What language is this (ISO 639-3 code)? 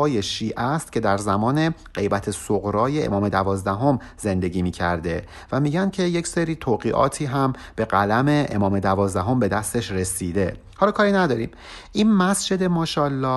fas